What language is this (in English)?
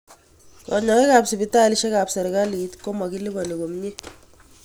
Kalenjin